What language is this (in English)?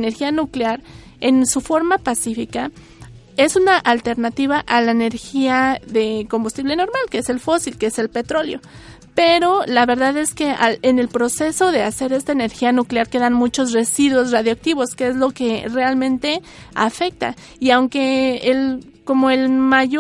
Spanish